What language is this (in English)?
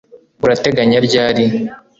Kinyarwanda